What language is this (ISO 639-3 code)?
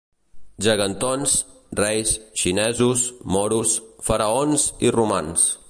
cat